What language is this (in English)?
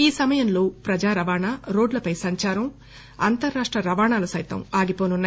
Telugu